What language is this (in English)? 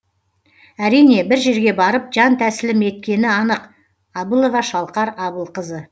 Kazakh